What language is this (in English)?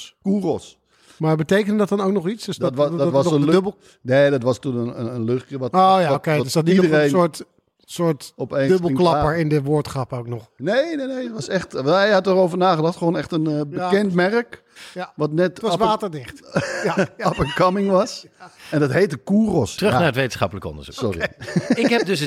Dutch